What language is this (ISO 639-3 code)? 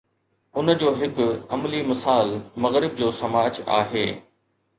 snd